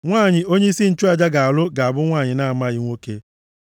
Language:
Igbo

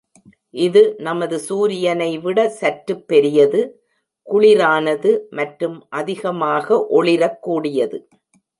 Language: Tamil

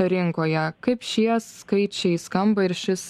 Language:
Lithuanian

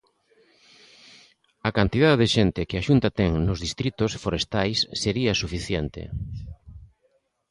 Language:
Galician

